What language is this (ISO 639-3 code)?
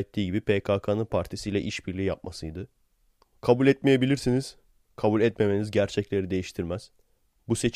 tur